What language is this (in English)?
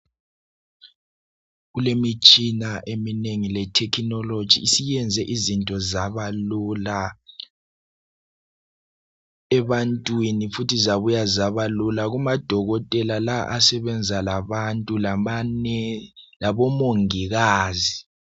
North Ndebele